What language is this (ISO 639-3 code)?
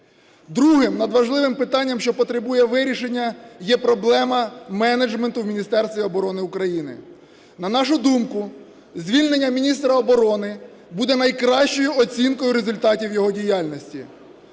ukr